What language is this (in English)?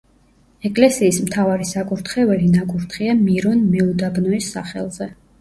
Georgian